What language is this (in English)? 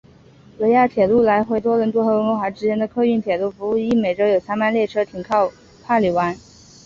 Chinese